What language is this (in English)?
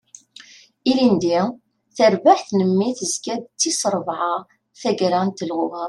Kabyle